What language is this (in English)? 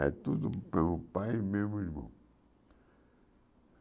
Portuguese